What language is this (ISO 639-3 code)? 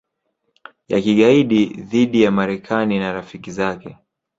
swa